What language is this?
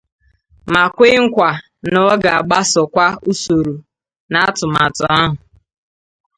Igbo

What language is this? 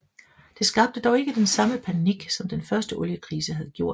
Danish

